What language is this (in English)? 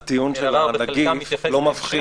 Hebrew